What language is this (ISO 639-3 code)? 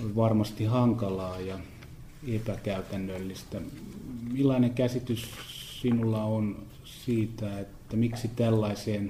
fin